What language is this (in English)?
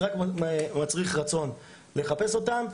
Hebrew